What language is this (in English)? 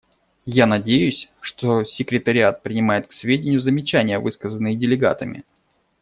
Russian